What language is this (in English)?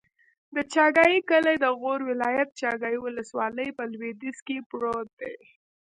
Pashto